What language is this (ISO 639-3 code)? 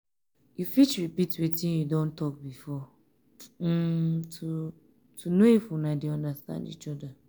pcm